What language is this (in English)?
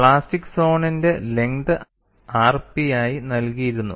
Malayalam